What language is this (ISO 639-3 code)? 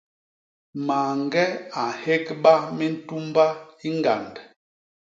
bas